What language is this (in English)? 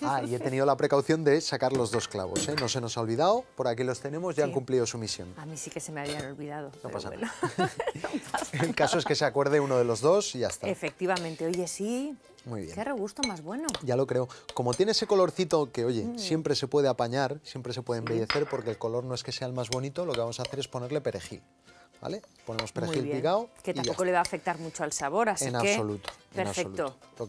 Spanish